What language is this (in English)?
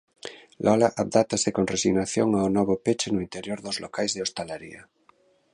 Galician